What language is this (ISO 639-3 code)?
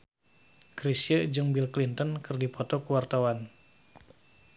sun